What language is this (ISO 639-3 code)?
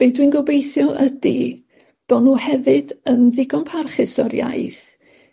cym